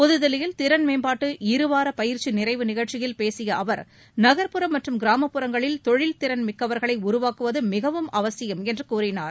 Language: Tamil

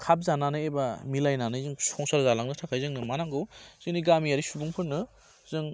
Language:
Bodo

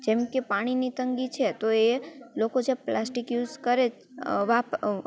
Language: Gujarati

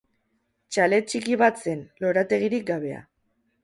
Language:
Basque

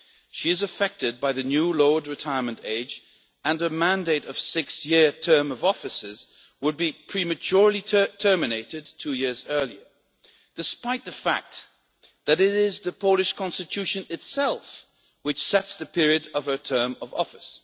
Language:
English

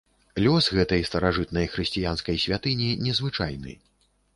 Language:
Belarusian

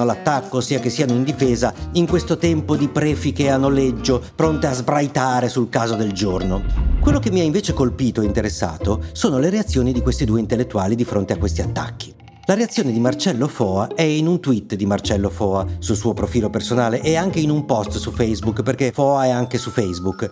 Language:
Italian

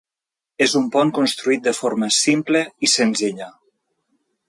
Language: Catalan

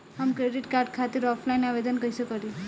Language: Bhojpuri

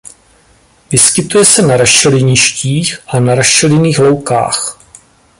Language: Czech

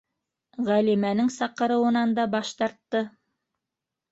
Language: Bashkir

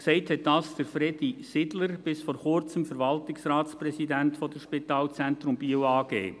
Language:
Swiss German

